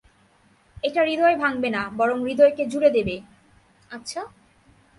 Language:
Bangla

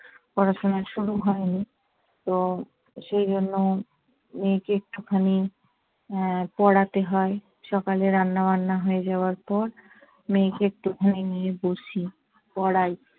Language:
Bangla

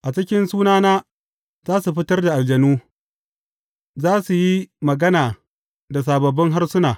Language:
Hausa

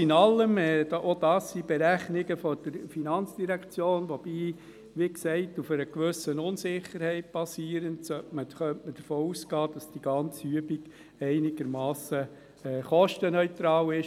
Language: Swiss German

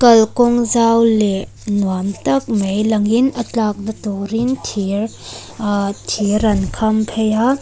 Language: Mizo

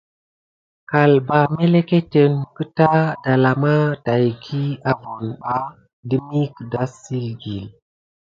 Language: Gidar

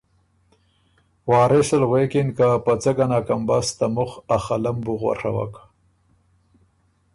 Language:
Ormuri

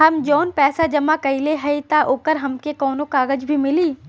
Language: Bhojpuri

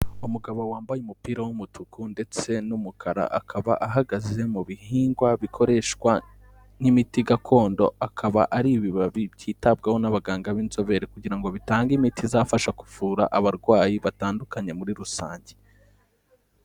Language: Kinyarwanda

